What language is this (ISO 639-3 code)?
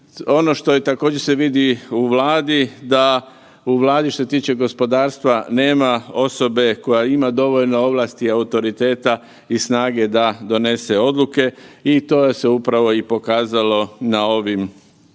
hrv